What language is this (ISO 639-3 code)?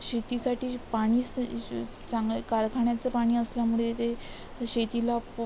mar